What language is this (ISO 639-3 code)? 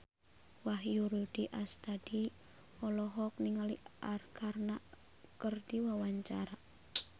sun